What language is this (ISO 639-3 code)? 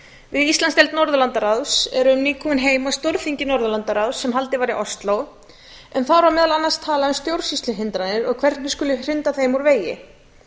isl